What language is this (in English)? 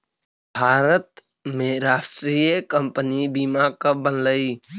Magahi